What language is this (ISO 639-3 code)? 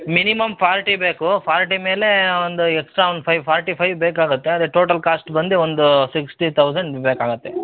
kan